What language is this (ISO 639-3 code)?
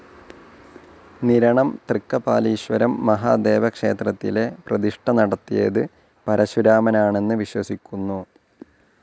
mal